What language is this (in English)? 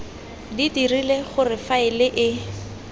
Tswana